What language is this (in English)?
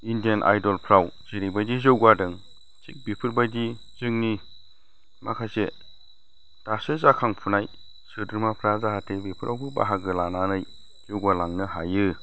Bodo